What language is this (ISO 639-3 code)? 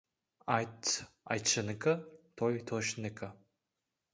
kaz